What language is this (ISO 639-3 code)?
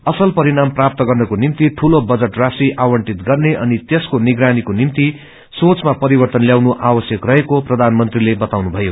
nep